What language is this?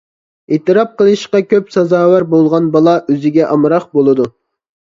Uyghur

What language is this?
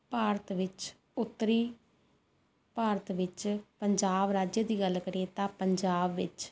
Punjabi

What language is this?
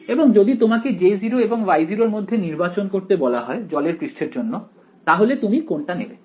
Bangla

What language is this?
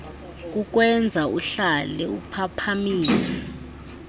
Xhosa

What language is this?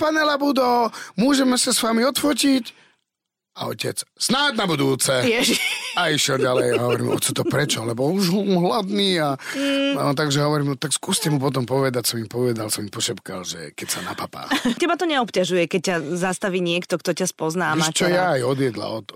Slovak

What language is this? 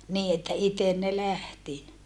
Finnish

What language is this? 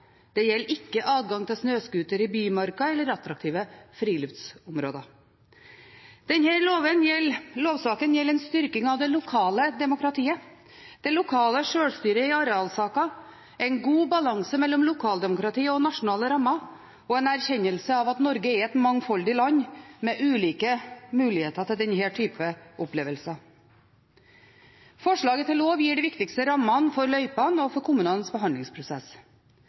Norwegian Bokmål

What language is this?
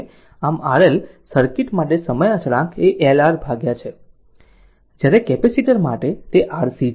Gujarati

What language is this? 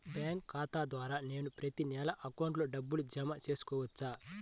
Telugu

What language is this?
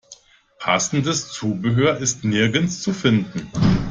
German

